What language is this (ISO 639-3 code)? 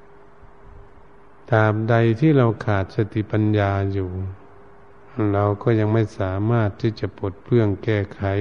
tha